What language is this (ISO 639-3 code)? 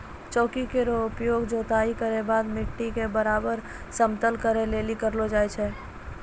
mai